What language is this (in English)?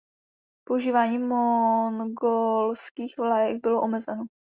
Czech